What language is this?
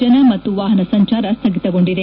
Kannada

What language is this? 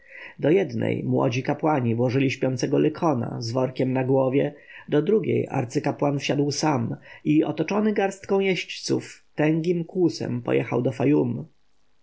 Polish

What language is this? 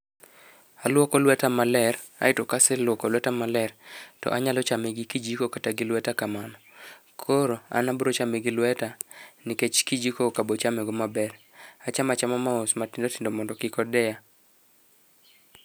Luo (Kenya and Tanzania)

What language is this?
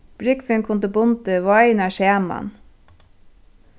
Faroese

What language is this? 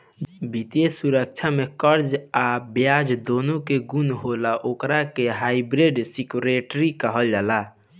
Bhojpuri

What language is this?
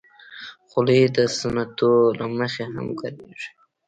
Pashto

